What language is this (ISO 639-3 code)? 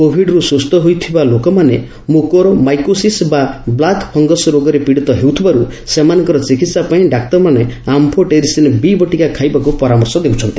ori